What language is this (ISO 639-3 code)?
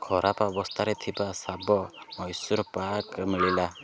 ori